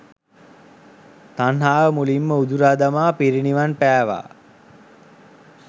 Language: Sinhala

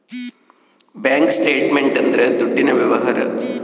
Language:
Kannada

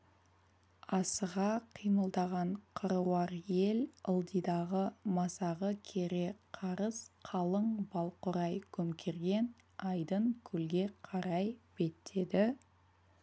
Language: Kazakh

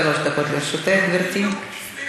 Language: Hebrew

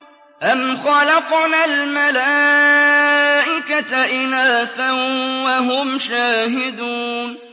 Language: Arabic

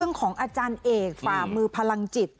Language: Thai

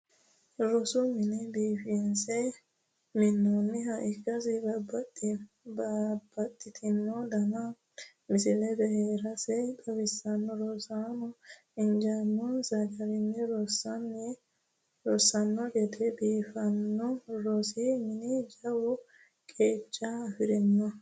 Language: Sidamo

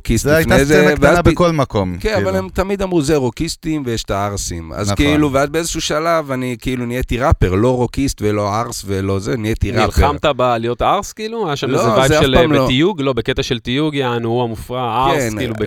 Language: Hebrew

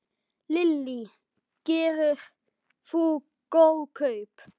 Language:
Icelandic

